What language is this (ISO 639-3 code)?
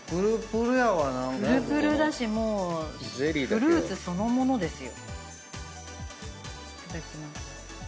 jpn